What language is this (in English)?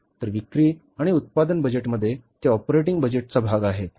Marathi